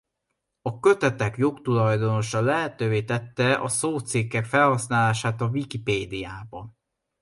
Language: Hungarian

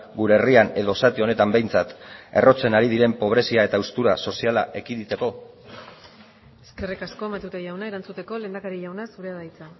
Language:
Basque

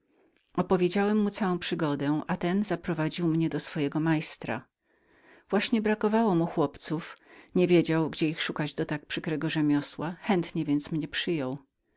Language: Polish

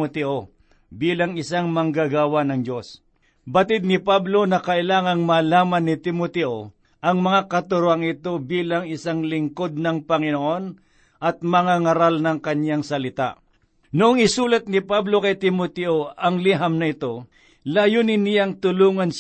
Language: Filipino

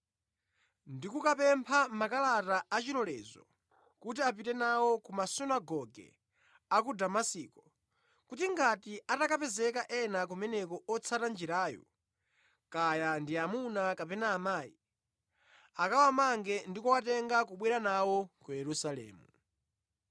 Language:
Nyanja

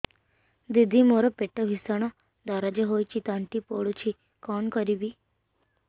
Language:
Odia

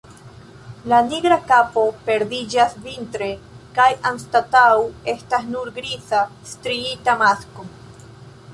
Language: Esperanto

